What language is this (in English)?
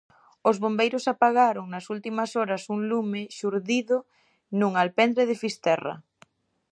Galician